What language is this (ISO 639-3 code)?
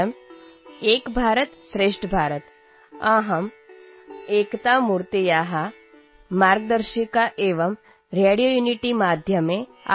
mar